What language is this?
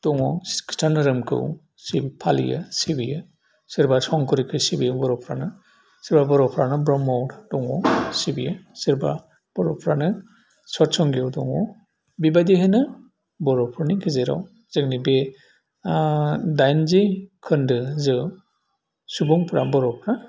Bodo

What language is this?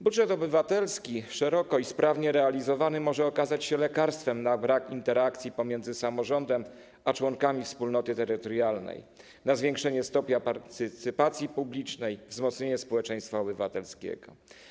Polish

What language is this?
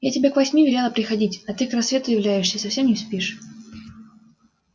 Russian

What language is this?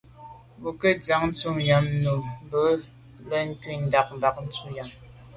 Medumba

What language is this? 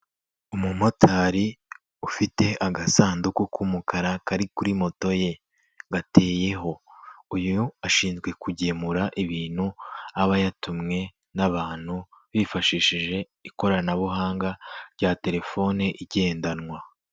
Kinyarwanda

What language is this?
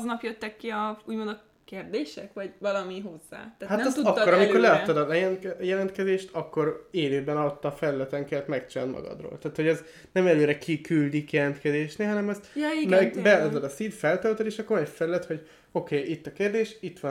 Hungarian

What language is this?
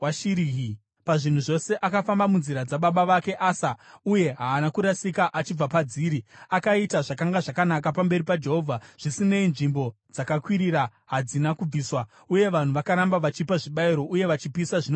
Shona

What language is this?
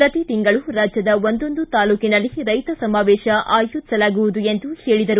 Kannada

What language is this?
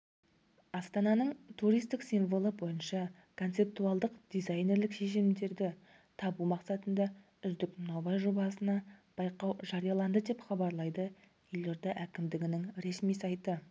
Kazakh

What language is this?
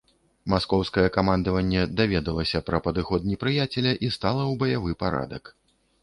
Belarusian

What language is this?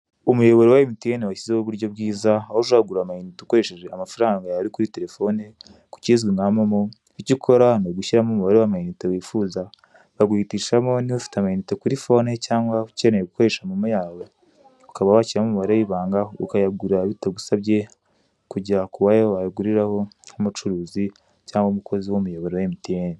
Kinyarwanda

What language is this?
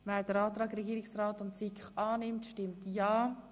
Swiss German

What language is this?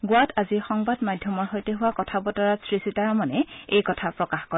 Assamese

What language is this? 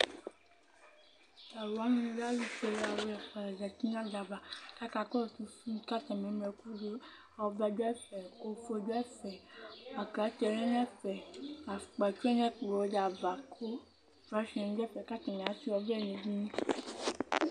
Ikposo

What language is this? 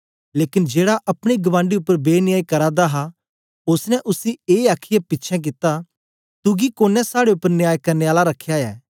Dogri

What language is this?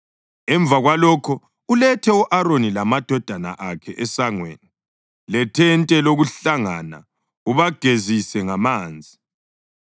North Ndebele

